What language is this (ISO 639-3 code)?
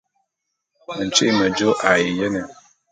bum